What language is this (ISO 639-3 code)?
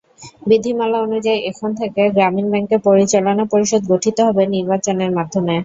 ben